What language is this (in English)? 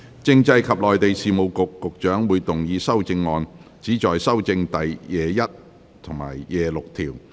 Cantonese